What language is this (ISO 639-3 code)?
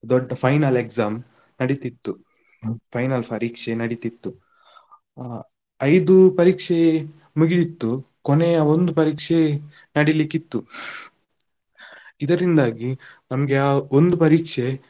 kan